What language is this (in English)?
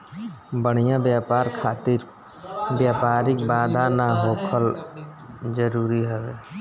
Bhojpuri